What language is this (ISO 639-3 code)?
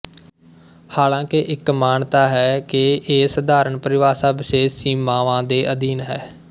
pan